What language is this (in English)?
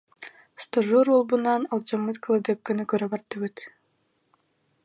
Yakut